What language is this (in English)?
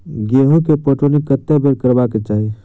Maithili